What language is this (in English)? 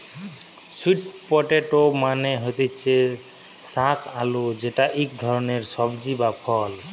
Bangla